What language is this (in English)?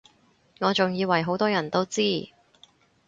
Cantonese